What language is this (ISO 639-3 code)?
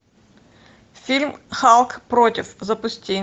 rus